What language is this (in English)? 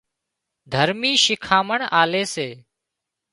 Wadiyara Koli